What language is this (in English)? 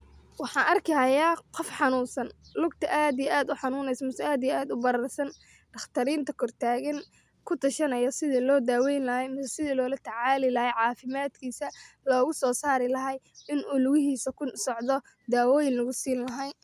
Somali